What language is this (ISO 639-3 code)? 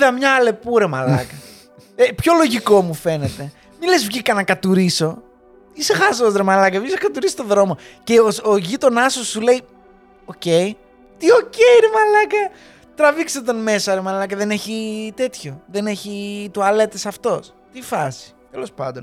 ell